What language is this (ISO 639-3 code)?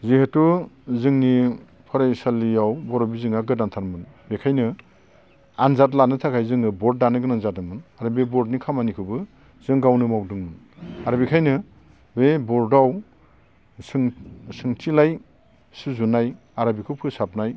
brx